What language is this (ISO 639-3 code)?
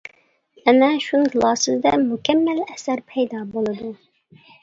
uig